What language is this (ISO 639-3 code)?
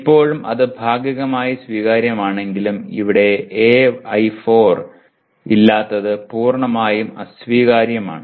mal